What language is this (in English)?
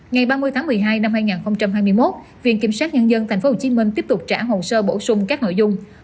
Vietnamese